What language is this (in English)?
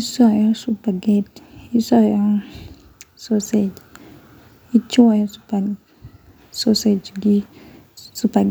Luo (Kenya and Tanzania)